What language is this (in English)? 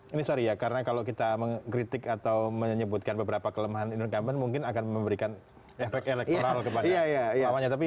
Indonesian